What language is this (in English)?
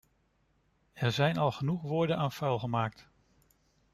Dutch